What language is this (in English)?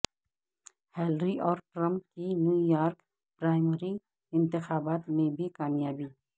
Urdu